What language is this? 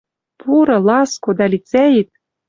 Western Mari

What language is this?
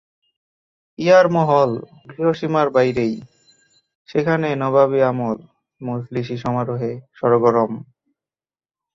Bangla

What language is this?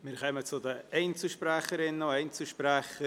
Swiss German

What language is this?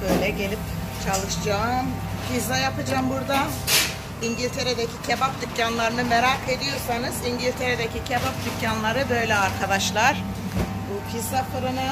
Turkish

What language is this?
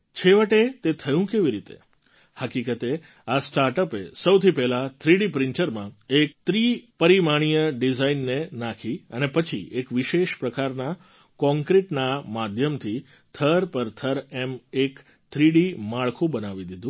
Gujarati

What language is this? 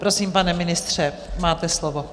Czech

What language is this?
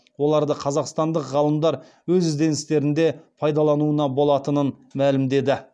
Kazakh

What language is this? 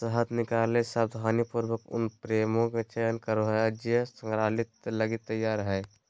Magahi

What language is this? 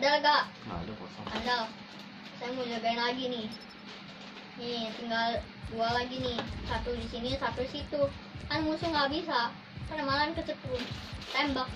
Indonesian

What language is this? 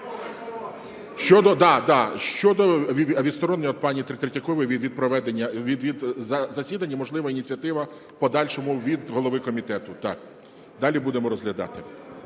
Ukrainian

